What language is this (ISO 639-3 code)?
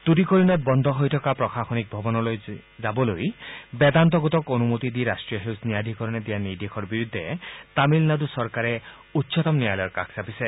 asm